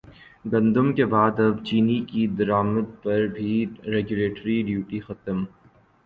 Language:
Urdu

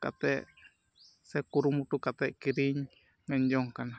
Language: Santali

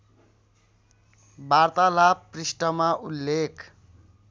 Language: Nepali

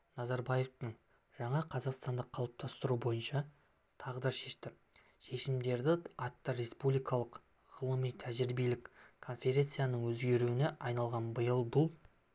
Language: Kazakh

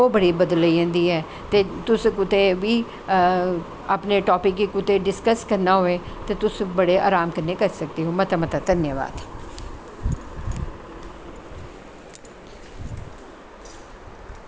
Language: Dogri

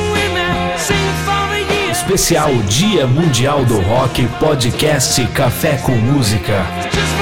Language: Portuguese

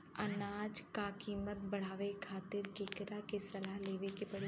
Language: Bhojpuri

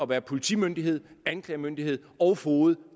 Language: Danish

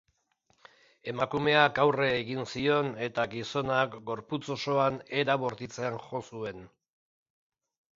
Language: Basque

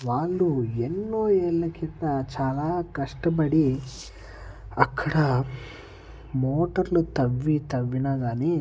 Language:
Telugu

